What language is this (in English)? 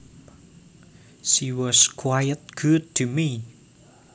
Javanese